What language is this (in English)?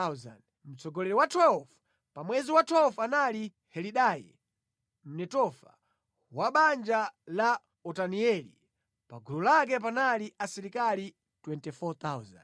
Nyanja